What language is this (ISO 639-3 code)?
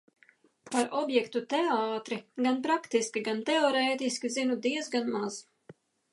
lav